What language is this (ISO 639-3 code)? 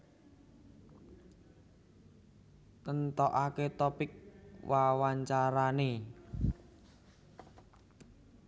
jav